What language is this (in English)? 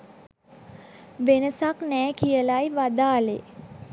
Sinhala